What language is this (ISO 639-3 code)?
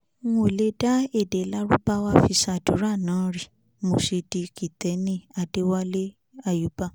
yor